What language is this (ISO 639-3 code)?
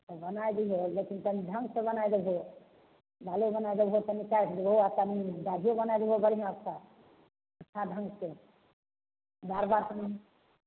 mai